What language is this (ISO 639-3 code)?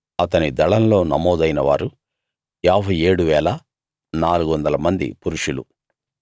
tel